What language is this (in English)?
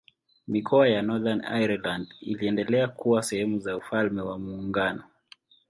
Swahili